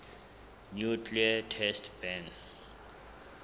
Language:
Southern Sotho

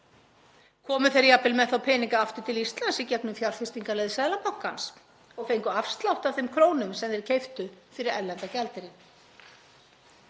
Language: Icelandic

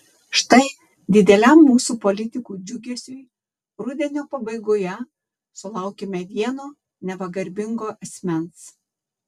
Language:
Lithuanian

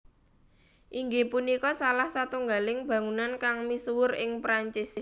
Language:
Javanese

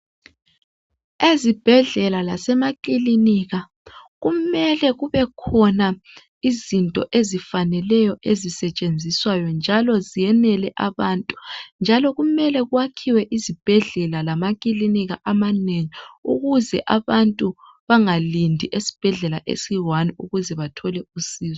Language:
North Ndebele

